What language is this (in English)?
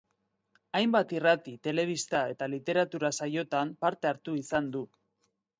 Basque